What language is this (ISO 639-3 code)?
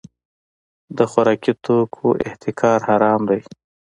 pus